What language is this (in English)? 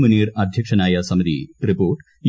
Malayalam